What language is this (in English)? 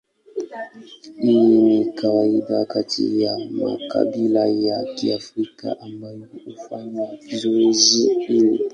Swahili